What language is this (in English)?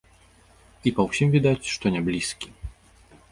Belarusian